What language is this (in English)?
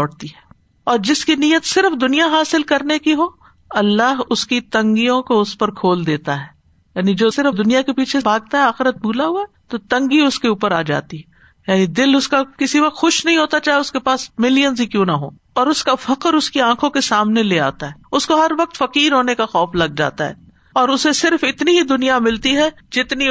Urdu